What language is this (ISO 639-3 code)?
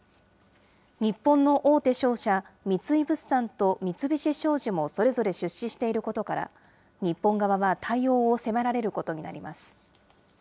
jpn